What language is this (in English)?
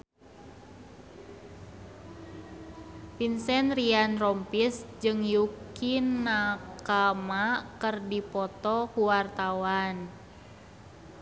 Sundanese